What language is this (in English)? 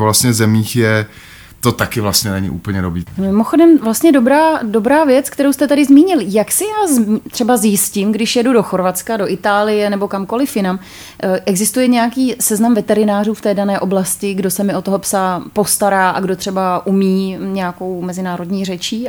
Czech